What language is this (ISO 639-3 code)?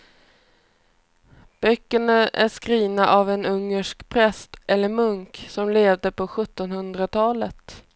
swe